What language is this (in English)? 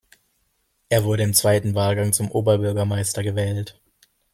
German